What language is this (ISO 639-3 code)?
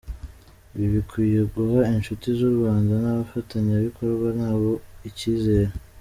kin